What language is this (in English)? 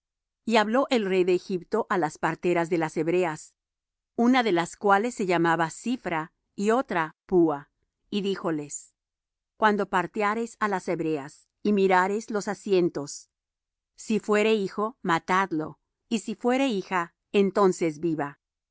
Spanish